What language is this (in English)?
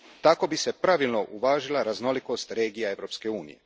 Croatian